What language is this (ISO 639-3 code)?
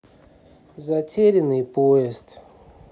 rus